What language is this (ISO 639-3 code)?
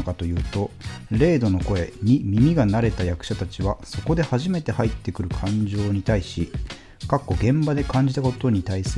jpn